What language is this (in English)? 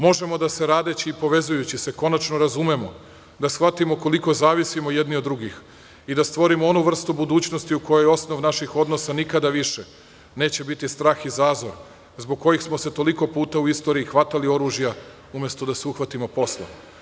Serbian